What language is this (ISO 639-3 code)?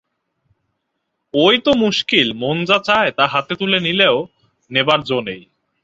ben